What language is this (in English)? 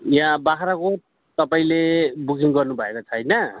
Nepali